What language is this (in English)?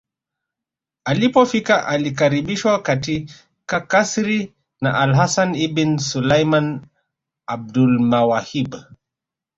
Swahili